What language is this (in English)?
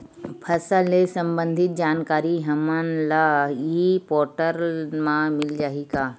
Chhattisgarhi